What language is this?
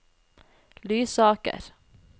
Norwegian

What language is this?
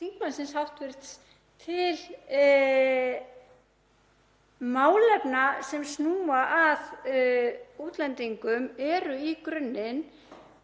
Icelandic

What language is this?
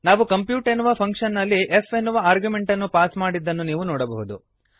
Kannada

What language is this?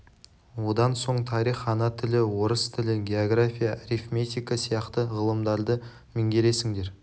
Kazakh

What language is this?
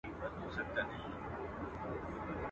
Pashto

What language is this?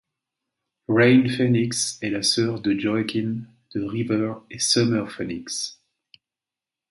French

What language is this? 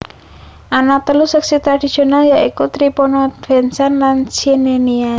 Javanese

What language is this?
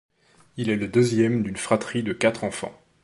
French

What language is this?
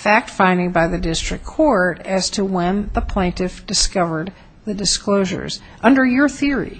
English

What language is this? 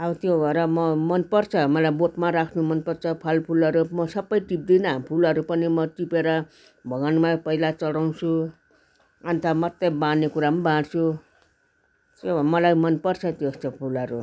Nepali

